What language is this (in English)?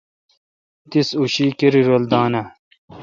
Kalkoti